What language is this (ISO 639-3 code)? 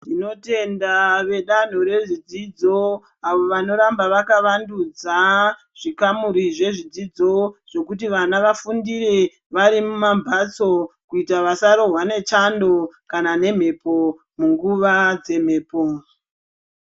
ndc